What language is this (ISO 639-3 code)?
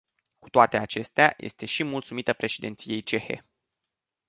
ron